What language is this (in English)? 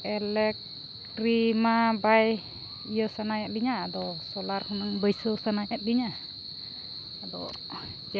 Santali